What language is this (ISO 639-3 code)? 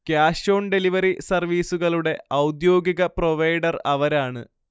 mal